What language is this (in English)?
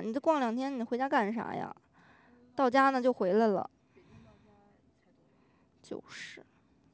Chinese